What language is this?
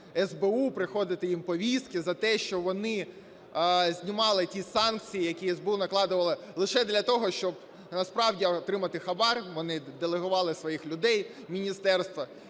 Ukrainian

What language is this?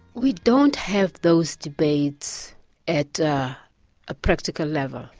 English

